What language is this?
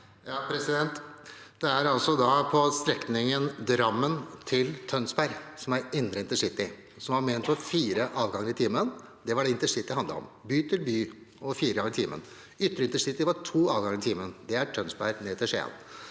Norwegian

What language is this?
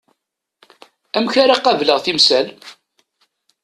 Kabyle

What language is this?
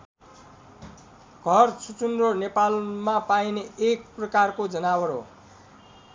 Nepali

